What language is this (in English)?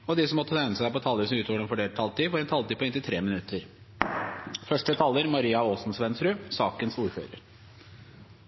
Norwegian Bokmål